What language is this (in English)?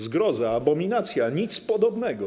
Polish